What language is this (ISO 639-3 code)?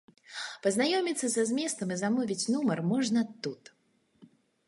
bel